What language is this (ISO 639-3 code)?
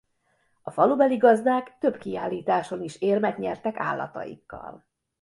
hun